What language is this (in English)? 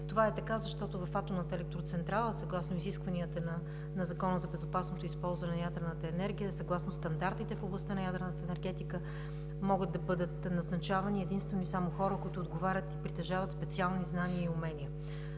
Bulgarian